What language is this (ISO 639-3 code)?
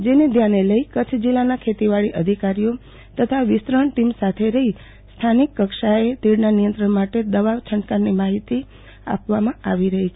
guj